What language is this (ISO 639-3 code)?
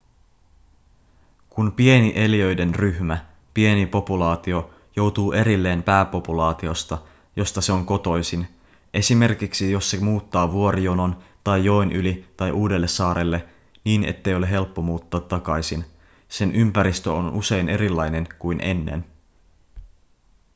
fin